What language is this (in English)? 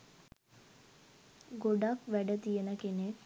Sinhala